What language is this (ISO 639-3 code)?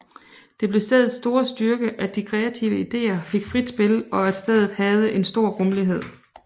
dan